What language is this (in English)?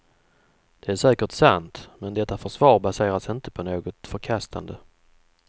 Swedish